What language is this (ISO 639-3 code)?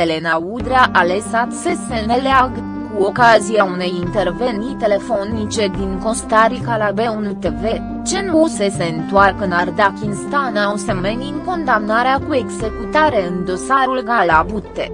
ron